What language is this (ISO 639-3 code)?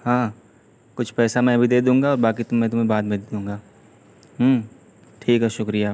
urd